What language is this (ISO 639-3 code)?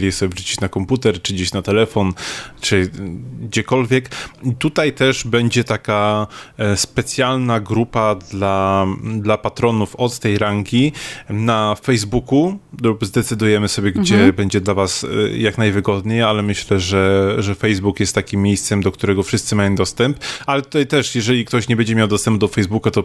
pol